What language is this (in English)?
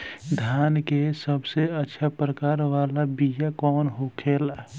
Bhojpuri